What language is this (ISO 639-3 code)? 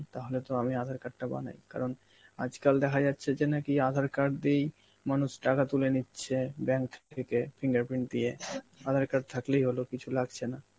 ben